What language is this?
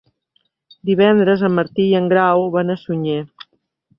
Catalan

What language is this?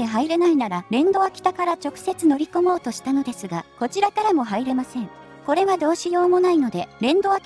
Japanese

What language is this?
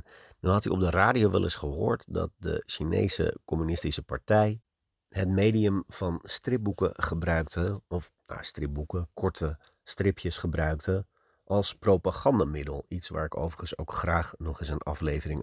Dutch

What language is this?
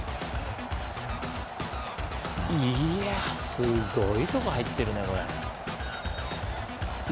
Japanese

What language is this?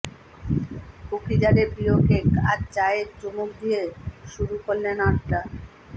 Bangla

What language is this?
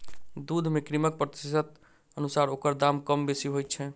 Maithili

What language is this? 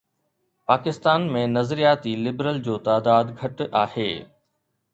Sindhi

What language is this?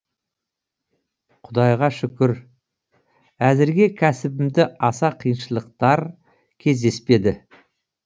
Kazakh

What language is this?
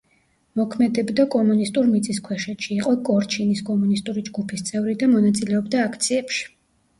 Georgian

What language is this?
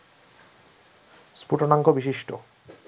Bangla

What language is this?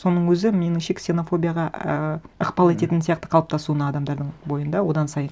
Kazakh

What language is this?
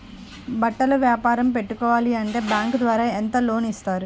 Telugu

